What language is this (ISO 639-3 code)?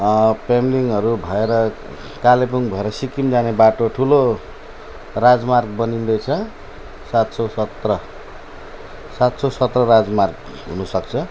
nep